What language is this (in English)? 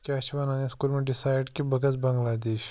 Kashmiri